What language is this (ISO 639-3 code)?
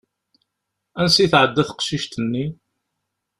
kab